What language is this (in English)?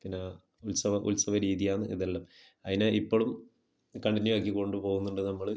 Malayalam